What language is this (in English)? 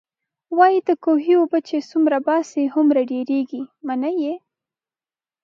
Pashto